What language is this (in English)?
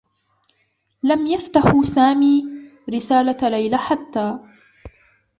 Arabic